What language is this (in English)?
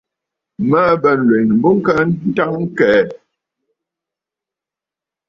Bafut